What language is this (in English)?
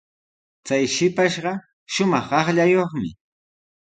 Sihuas Ancash Quechua